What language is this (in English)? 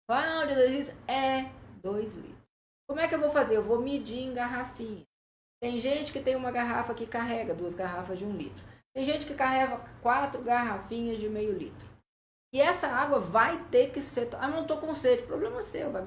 Portuguese